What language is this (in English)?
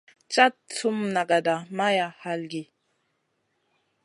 Masana